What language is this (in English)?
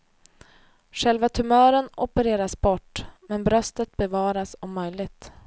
Swedish